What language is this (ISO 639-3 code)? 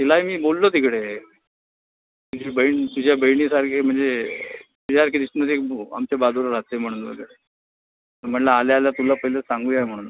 mar